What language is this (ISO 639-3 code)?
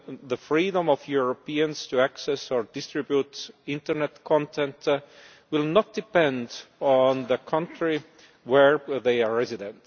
eng